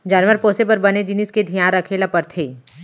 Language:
Chhattisgarhi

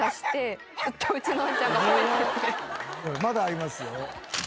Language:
Japanese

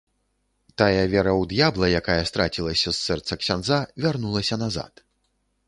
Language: Belarusian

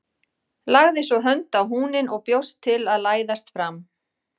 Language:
Icelandic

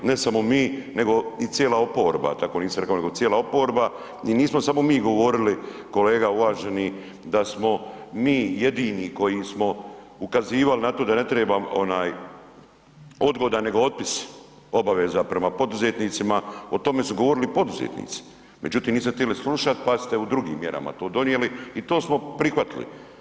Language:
Croatian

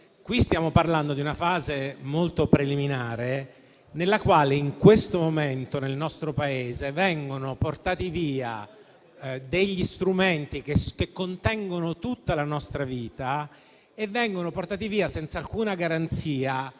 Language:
Italian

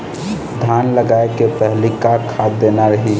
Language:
Chhattisgarhi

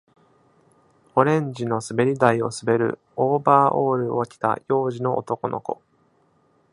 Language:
Japanese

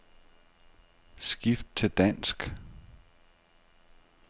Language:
Danish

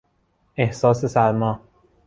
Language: Persian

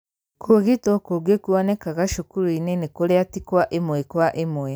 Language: Kikuyu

